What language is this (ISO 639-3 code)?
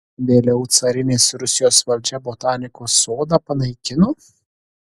lit